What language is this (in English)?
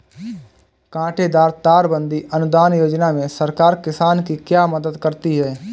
Hindi